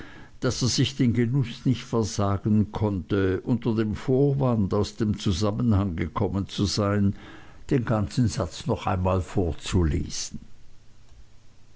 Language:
German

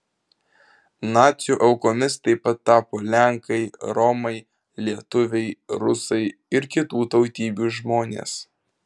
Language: Lithuanian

